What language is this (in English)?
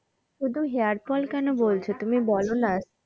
Bangla